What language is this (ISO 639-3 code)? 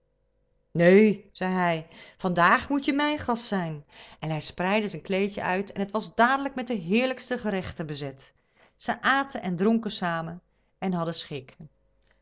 nld